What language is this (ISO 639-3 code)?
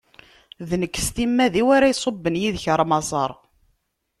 kab